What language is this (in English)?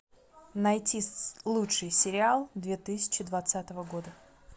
Russian